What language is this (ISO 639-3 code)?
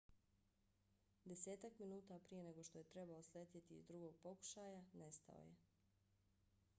bos